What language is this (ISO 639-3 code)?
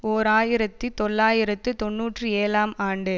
tam